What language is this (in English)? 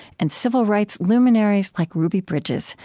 English